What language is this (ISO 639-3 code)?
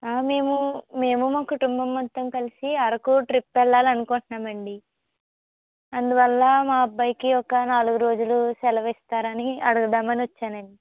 tel